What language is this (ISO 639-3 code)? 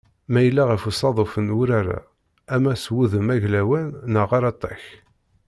kab